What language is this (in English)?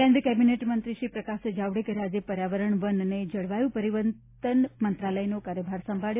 Gujarati